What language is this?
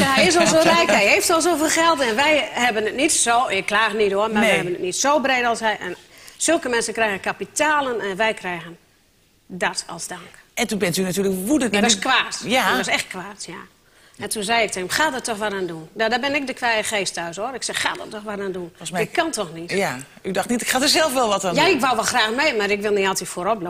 Dutch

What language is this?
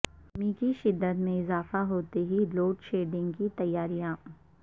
Urdu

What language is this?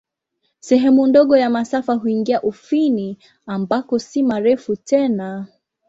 Swahili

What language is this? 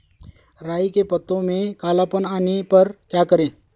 Hindi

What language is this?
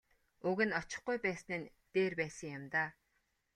Mongolian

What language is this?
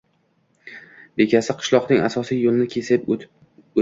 Uzbek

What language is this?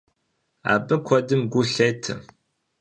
Kabardian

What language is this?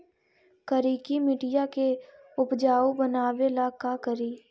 Magahi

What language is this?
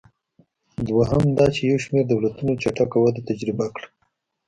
Pashto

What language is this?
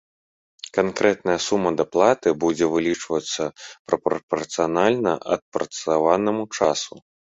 Belarusian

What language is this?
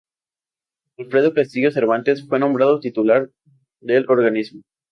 Spanish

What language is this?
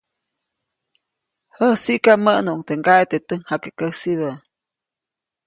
Copainalá Zoque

